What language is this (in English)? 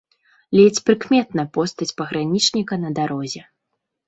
Belarusian